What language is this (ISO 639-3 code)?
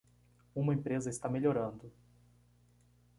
por